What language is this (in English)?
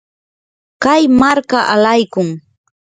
Yanahuanca Pasco Quechua